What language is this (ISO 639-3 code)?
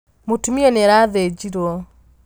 kik